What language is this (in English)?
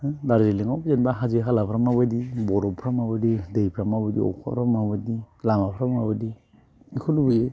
Bodo